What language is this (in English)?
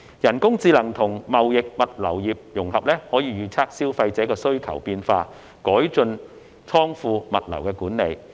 Cantonese